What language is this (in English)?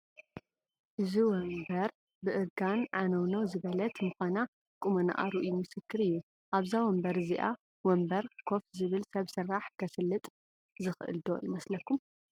Tigrinya